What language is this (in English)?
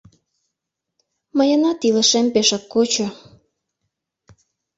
Mari